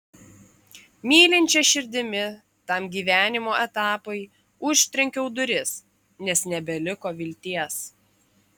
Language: Lithuanian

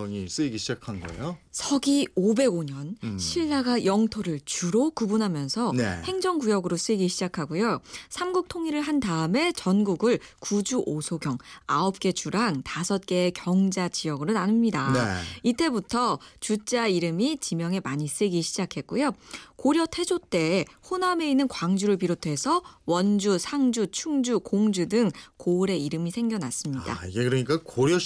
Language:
Korean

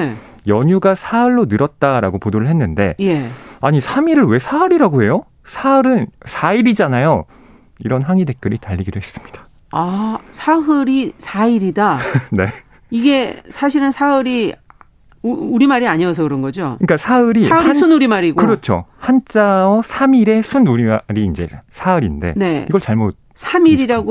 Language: Korean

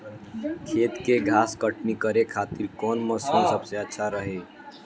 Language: Bhojpuri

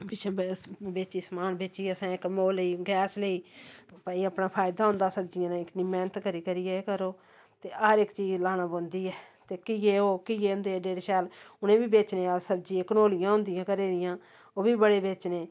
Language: Dogri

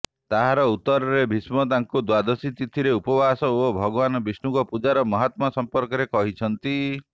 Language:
Odia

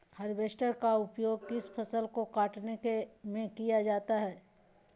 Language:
Magahi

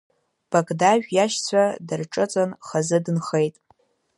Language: Abkhazian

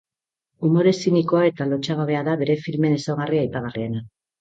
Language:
Basque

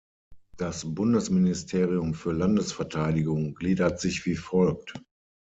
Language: German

